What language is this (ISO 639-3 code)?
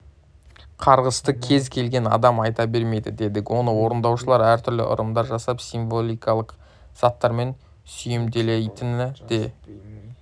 kaz